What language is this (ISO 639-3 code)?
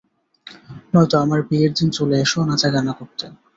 ben